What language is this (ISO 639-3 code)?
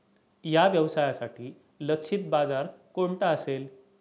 mar